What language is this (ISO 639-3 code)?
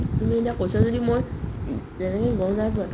asm